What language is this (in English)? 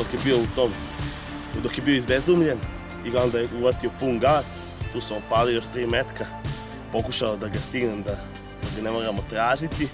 English